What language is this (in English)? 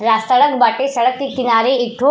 Bhojpuri